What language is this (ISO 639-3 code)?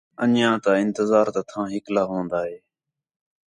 xhe